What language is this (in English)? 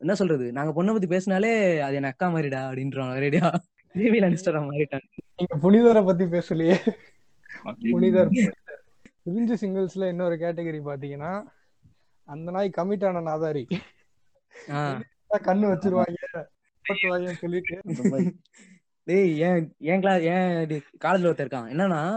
Tamil